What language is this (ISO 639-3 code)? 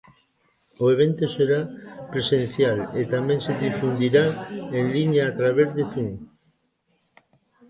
glg